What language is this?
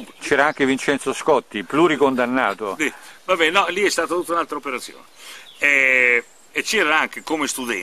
Italian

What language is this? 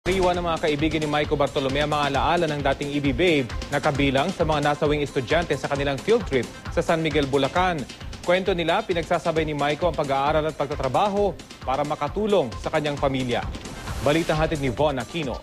Filipino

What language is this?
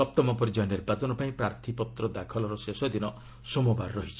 Odia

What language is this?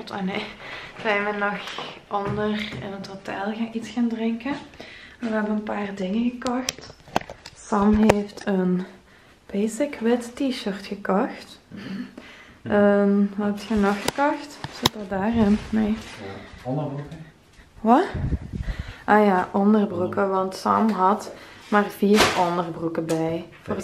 Dutch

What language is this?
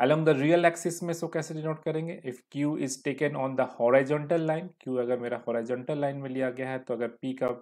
Hindi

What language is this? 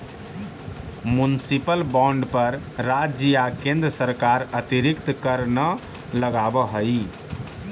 Magahi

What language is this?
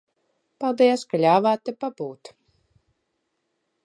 Latvian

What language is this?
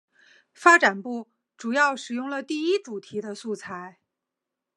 Chinese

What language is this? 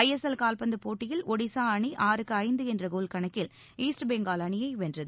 Tamil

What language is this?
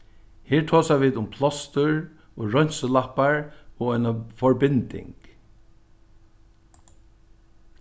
Faroese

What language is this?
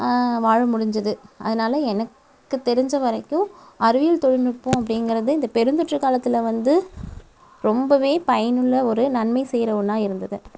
Tamil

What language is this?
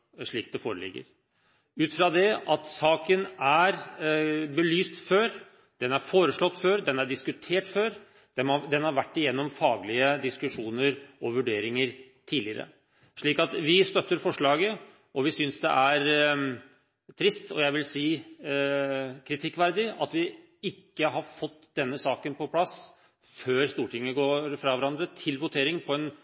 Norwegian Bokmål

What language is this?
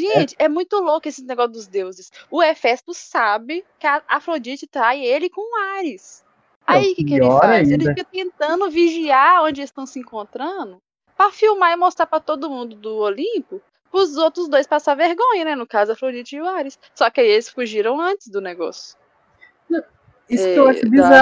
Portuguese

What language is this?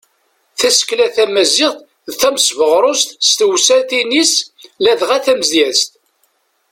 Kabyle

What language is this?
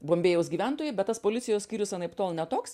Lithuanian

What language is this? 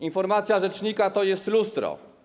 Polish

